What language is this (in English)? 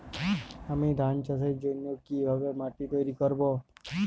Bangla